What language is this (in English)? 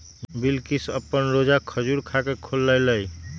Magahi